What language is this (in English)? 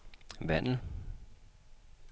Danish